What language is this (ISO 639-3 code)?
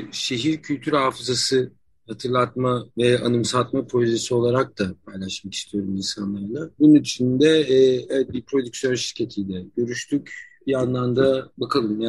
tur